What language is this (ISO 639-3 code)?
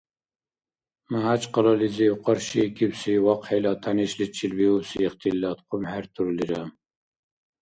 dar